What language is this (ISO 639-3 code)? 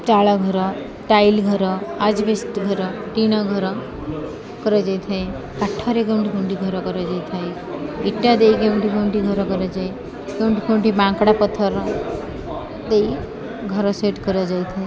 ori